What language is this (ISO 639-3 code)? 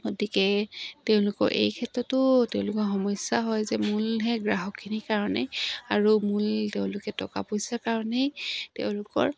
asm